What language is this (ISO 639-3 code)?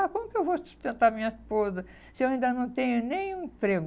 por